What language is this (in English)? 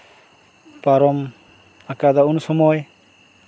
Santali